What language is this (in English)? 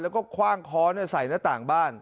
Thai